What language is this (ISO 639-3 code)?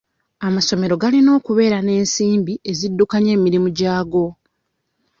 lug